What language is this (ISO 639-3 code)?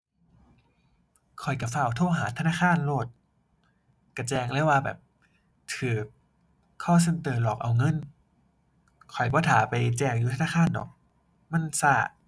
tha